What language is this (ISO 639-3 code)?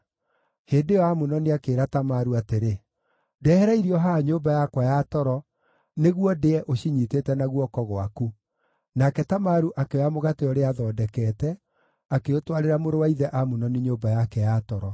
kik